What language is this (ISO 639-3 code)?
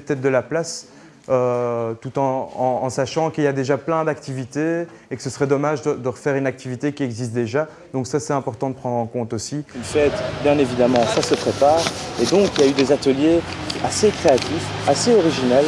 fra